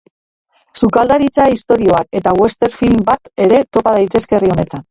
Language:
Basque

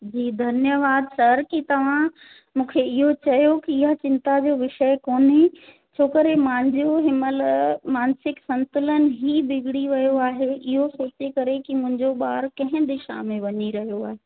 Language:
Sindhi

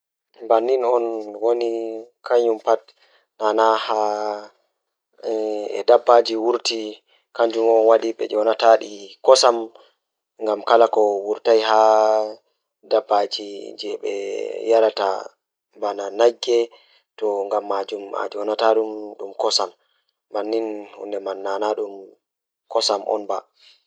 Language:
Fula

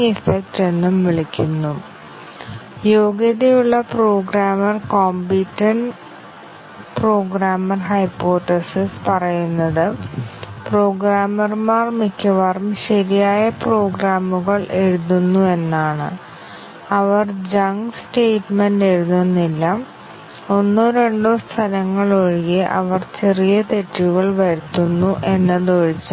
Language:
Malayalam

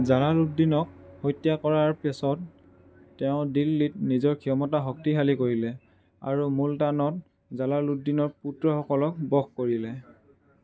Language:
Assamese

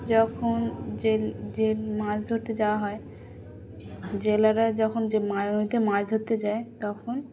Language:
Bangla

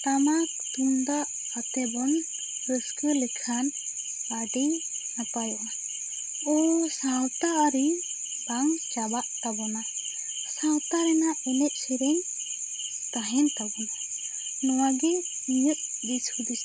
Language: Santali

